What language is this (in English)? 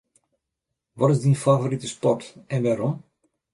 Western Frisian